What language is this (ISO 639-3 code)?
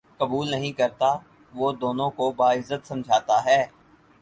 urd